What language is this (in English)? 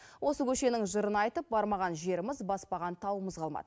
Kazakh